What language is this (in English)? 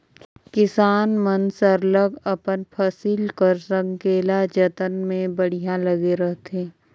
Chhattisgarhi